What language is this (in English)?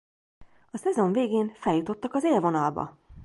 Hungarian